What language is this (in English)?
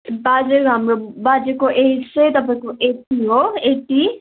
Nepali